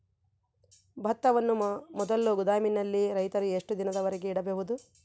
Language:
Kannada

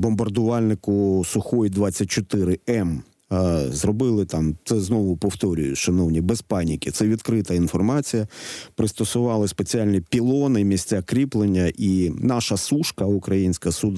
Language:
Ukrainian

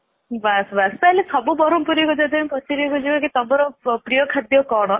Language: Odia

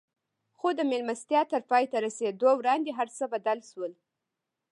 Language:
Pashto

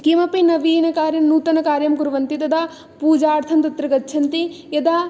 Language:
Sanskrit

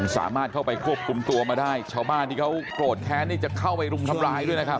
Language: Thai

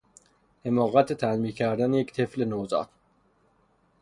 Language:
Persian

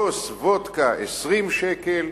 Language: Hebrew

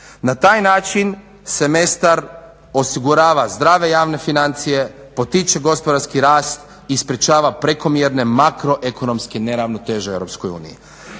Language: Croatian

